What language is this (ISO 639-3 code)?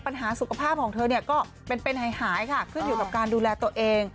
tha